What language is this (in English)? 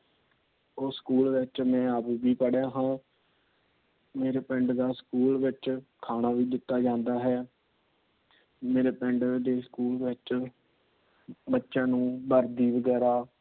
Punjabi